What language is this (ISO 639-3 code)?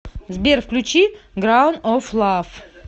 rus